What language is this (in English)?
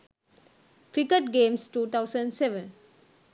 Sinhala